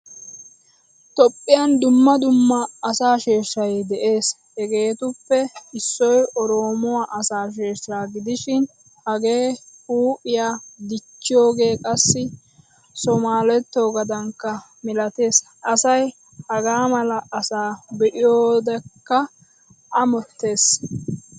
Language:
Wolaytta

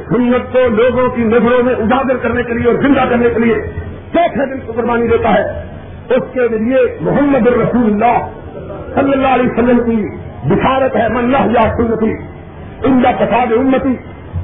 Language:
Urdu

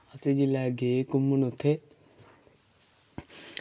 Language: Dogri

